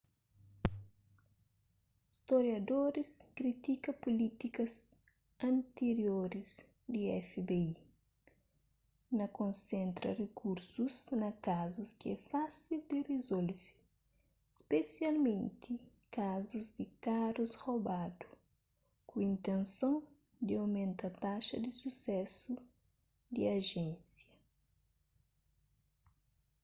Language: Kabuverdianu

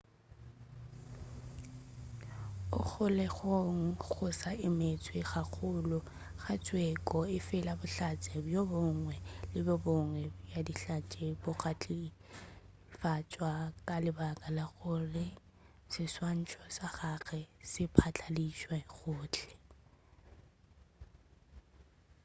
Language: Northern Sotho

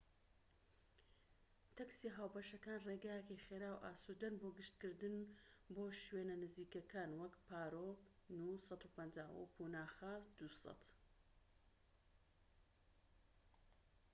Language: Central Kurdish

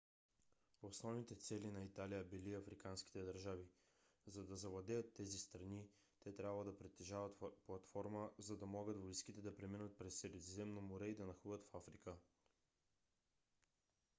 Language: Bulgarian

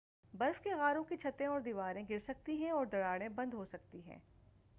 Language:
Urdu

